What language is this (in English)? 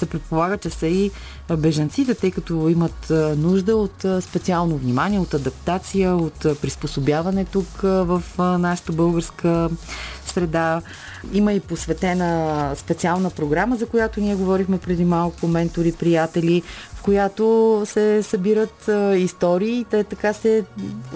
Bulgarian